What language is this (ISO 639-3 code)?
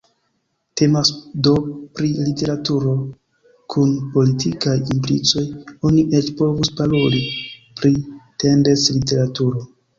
epo